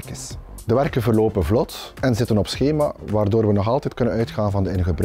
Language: Dutch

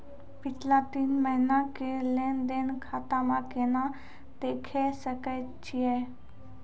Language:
Maithili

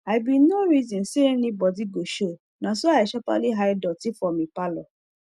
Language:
Nigerian Pidgin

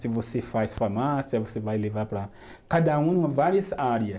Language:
Portuguese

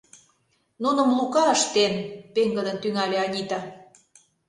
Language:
Mari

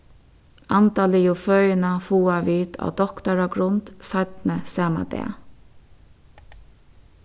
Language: Faroese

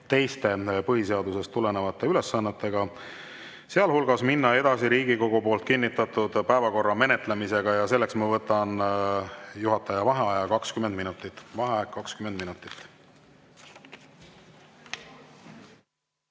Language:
Estonian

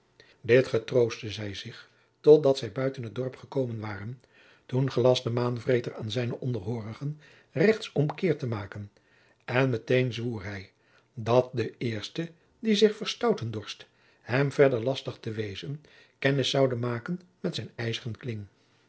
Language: Dutch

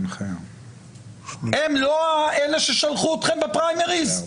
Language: Hebrew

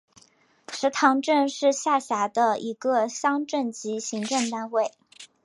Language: Chinese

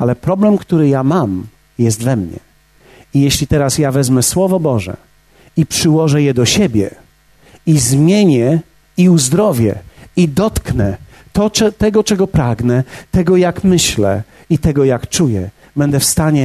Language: Polish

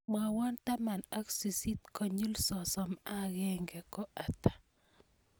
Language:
Kalenjin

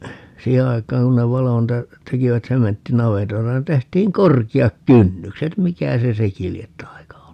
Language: Finnish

